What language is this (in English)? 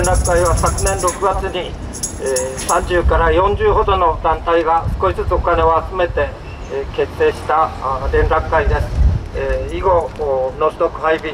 Japanese